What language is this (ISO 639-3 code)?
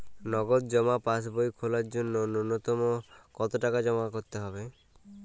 ben